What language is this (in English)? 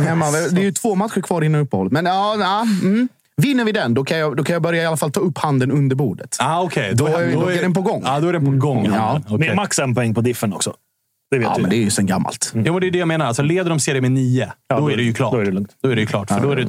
Swedish